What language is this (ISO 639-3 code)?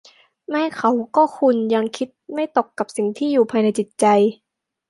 tha